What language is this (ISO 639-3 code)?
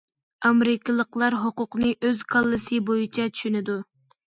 uig